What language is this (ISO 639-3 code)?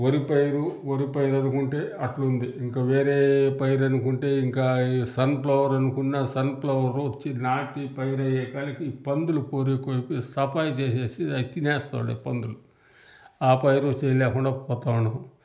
tel